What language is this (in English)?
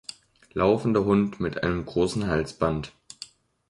German